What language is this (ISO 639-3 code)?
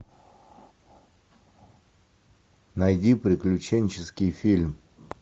rus